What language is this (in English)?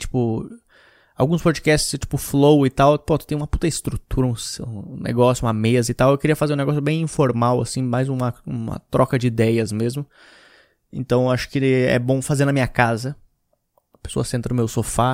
Portuguese